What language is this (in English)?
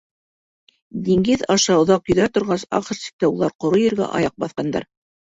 Bashkir